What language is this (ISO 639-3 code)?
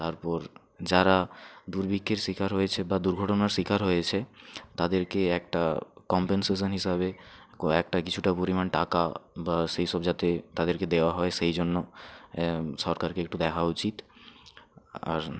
ben